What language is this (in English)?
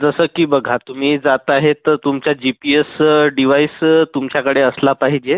Marathi